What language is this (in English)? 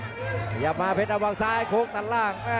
Thai